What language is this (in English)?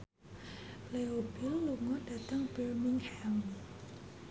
Javanese